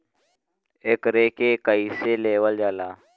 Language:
Bhojpuri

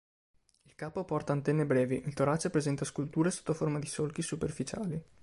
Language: Italian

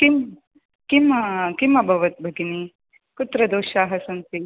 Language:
Sanskrit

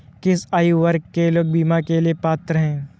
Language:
Hindi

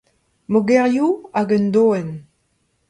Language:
Breton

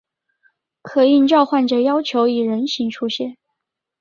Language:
Chinese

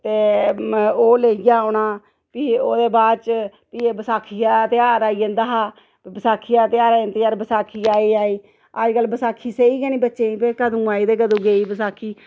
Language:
Dogri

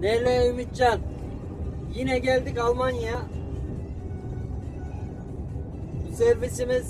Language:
Turkish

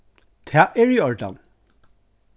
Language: Faroese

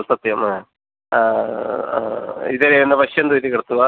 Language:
Sanskrit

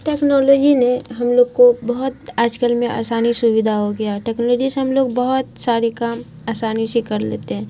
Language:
Urdu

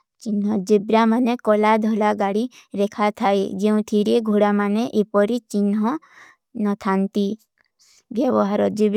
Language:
Kui (India)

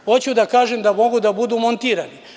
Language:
Serbian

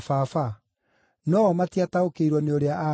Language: Kikuyu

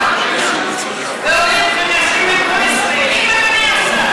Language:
Hebrew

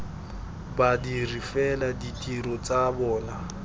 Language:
Tswana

